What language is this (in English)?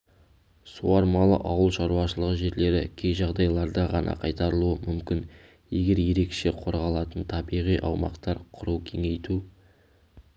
Kazakh